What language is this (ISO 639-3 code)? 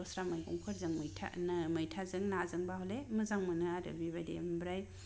brx